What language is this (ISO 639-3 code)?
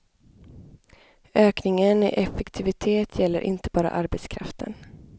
swe